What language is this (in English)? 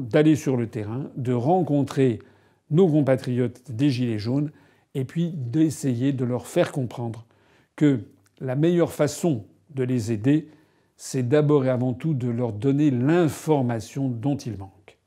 French